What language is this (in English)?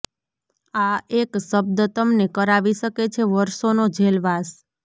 Gujarati